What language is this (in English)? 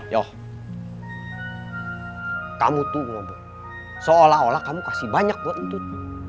Indonesian